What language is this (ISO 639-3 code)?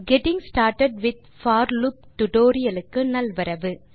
tam